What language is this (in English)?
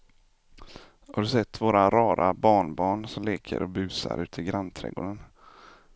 Swedish